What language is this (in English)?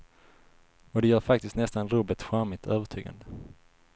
Swedish